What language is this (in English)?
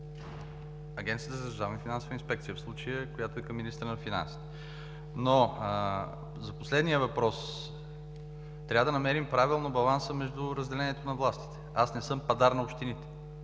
Bulgarian